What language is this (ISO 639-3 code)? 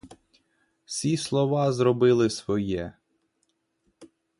ukr